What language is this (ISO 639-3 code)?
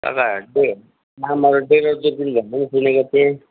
nep